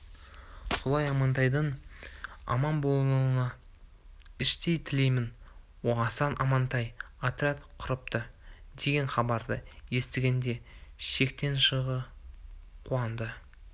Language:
Kazakh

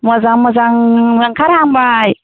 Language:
Bodo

